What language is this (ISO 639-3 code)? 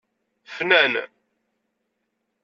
kab